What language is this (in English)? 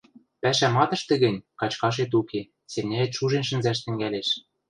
Western Mari